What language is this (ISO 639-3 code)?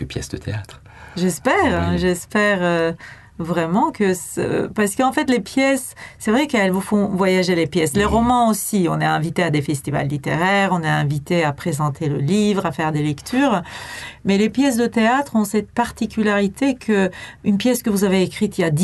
fra